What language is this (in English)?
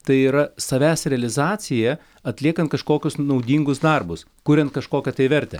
Lithuanian